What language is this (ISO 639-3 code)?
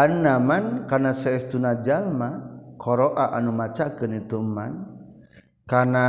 msa